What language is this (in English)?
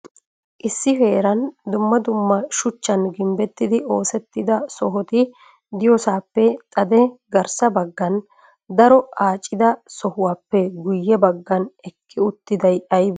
Wolaytta